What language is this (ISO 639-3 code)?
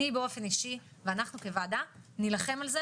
heb